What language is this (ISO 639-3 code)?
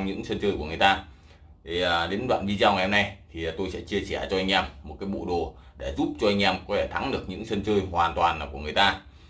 vie